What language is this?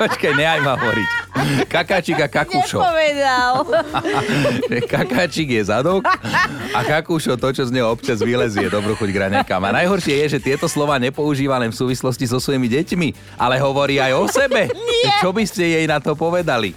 Slovak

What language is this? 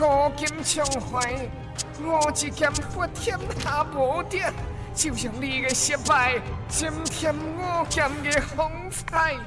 Chinese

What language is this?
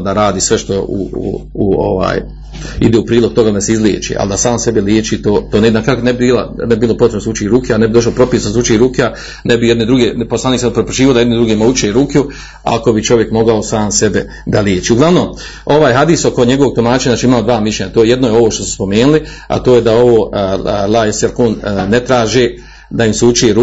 Croatian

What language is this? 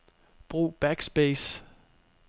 Danish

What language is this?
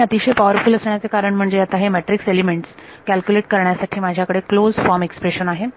Marathi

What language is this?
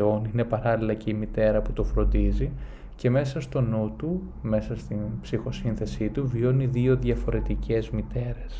Greek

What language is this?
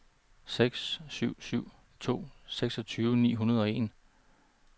Danish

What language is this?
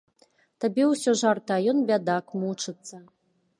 Belarusian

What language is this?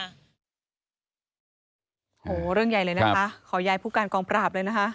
Thai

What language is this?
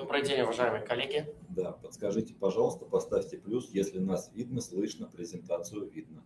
Russian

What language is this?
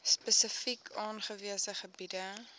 Afrikaans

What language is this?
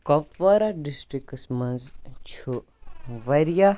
Kashmiri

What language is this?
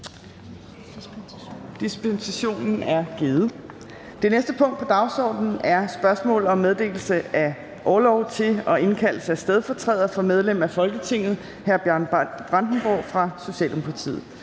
Danish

